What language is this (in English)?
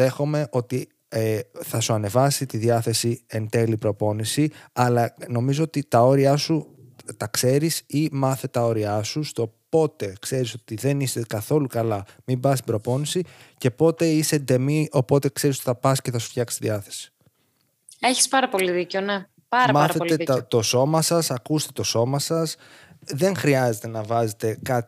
Greek